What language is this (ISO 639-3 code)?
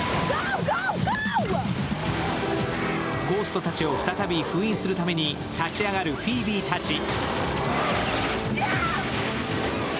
jpn